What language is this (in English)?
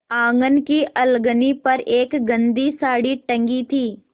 Hindi